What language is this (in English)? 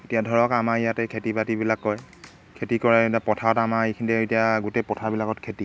Assamese